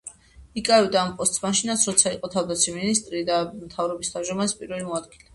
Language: Georgian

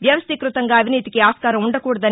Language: Telugu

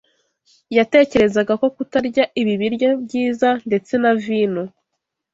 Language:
Kinyarwanda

